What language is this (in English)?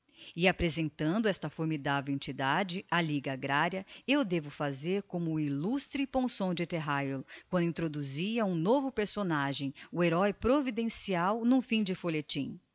Portuguese